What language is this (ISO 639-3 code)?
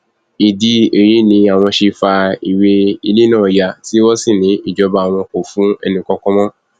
yor